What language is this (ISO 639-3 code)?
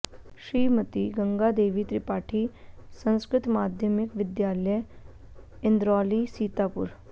san